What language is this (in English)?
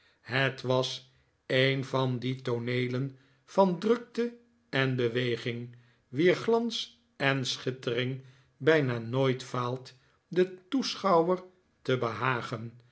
Dutch